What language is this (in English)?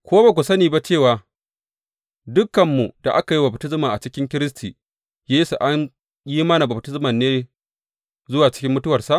Hausa